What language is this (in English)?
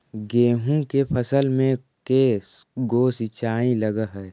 Magahi